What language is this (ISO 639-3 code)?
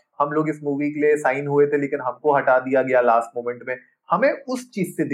hin